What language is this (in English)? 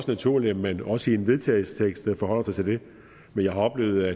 Danish